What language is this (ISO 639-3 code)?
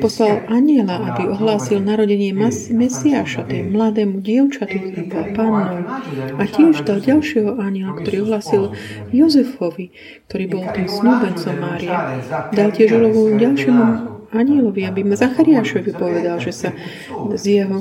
slk